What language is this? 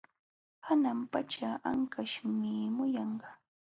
Jauja Wanca Quechua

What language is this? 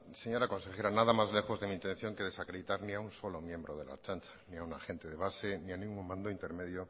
Spanish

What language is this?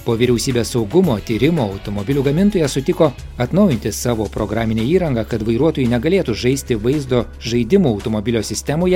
Lithuanian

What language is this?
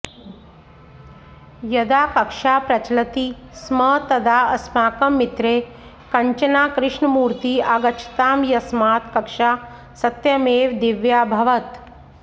Sanskrit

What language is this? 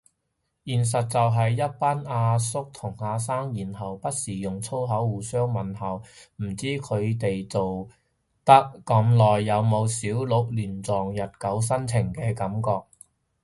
Cantonese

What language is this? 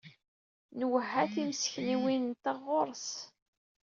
Kabyle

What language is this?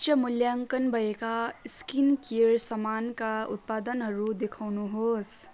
Nepali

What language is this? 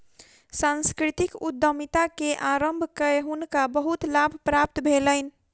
Maithili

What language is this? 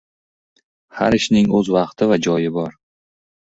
Uzbek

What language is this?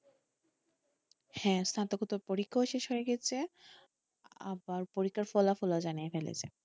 Bangla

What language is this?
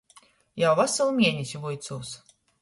Latgalian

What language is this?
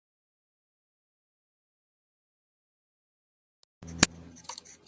Spanish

